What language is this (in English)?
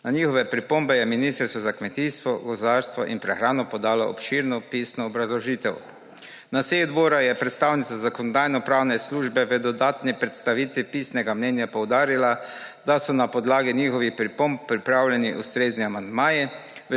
Slovenian